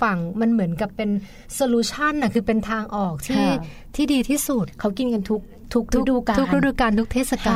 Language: Thai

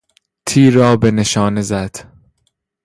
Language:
Persian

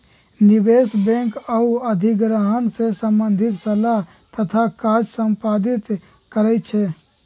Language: Magahi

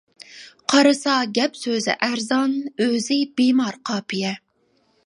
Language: Uyghur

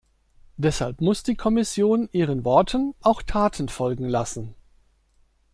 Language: German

